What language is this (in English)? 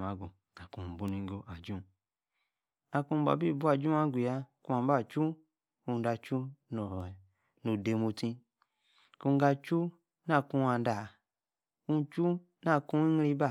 Yace